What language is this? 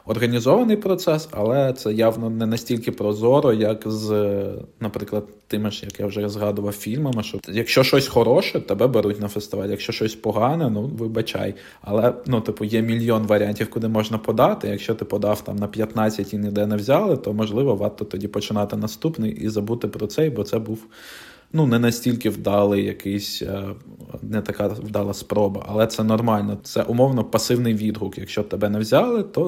Ukrainian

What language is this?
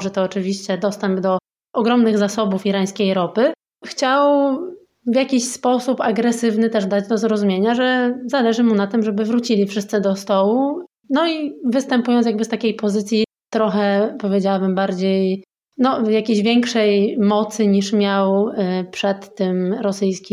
Polish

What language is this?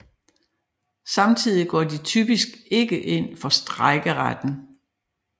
Danish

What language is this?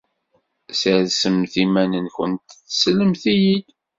Kabyle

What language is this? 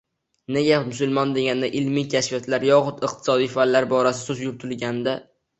Uzbek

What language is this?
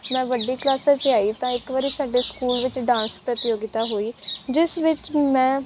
Punjabi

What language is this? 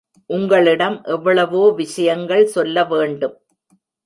Tamil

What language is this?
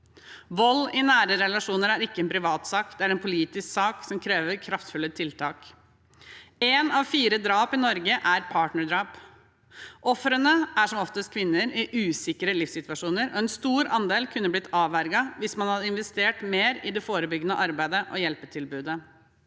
Norwegian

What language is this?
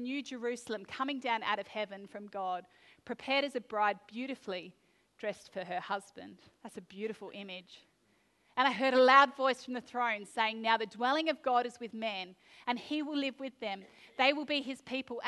English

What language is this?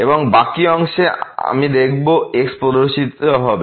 Bangla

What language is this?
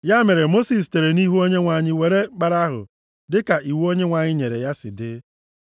Igbo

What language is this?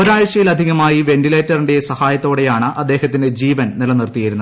Malayalam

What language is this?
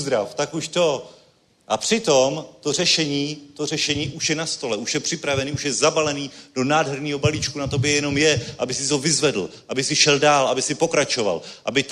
Czech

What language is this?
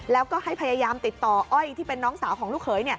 Thai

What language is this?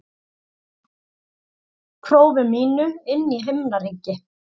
Icelandic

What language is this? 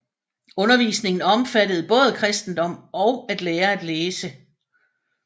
Danish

